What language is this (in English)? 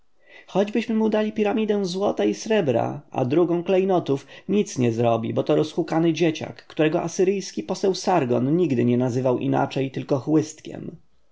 Polish